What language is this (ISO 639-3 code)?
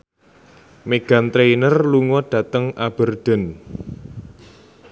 jav